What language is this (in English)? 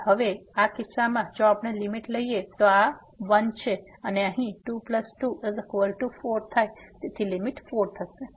Gujarati